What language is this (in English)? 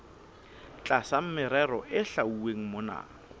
Southern Sotho